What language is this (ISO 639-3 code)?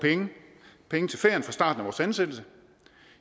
dan